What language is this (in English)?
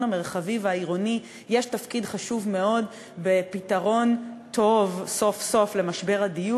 Hebrew